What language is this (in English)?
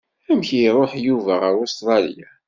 Kabyle